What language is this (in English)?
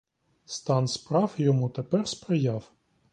Ukrainian